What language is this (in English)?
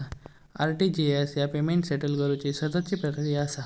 Marathi